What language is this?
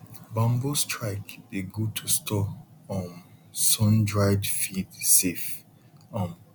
Nigerian Pidgin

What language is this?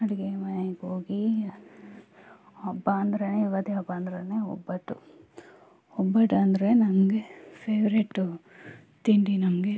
Kannada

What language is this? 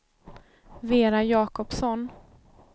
Swedish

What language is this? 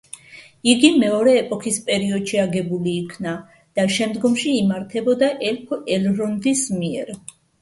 Georgian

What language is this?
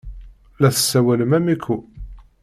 Kabyle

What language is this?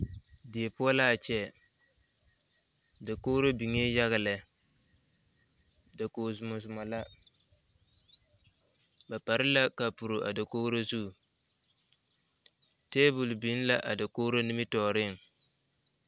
Southern Dagaare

